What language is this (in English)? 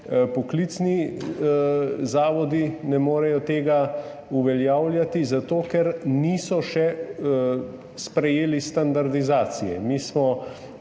Slovenian